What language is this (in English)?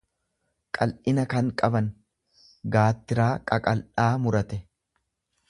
Oromo